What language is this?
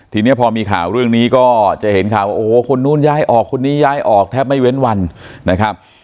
Thai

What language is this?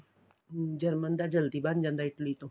Punjabi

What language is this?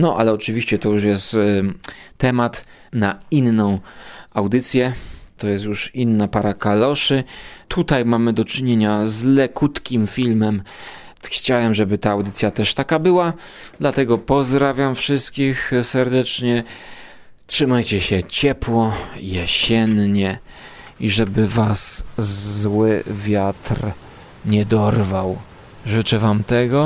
Polish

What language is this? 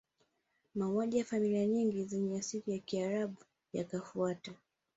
Swahili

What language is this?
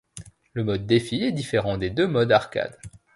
French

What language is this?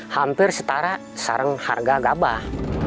Indonesian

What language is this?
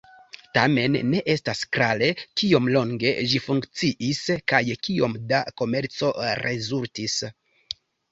Esperanto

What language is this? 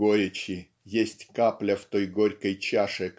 Russian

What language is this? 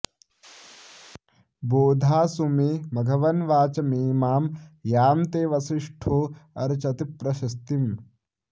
Sanskrit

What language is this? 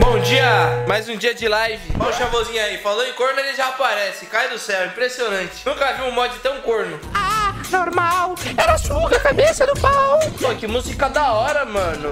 Portuguese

